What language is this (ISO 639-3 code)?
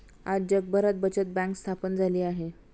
mar